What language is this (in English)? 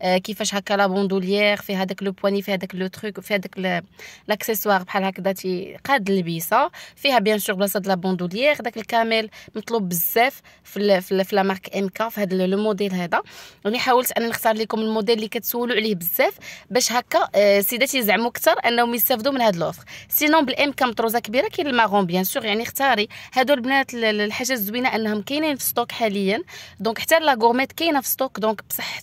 Arabic